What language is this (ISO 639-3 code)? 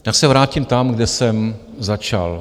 ces